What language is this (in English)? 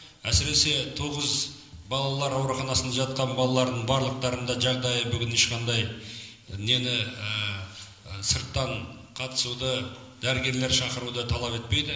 Kazakh